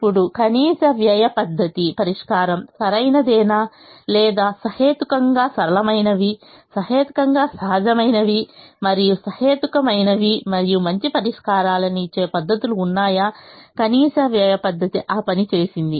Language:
Telugu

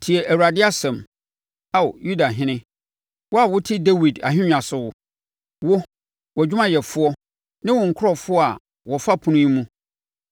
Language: Akan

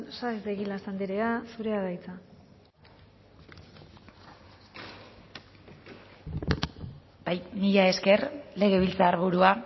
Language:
Basque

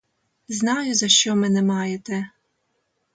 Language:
Ukrainian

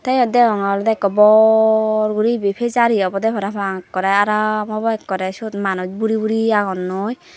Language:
Chakma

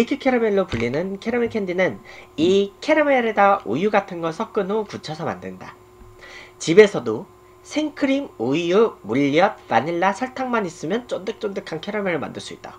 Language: Korean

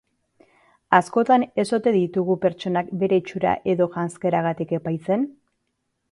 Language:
Basque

